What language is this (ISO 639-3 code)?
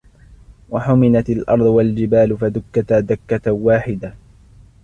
ara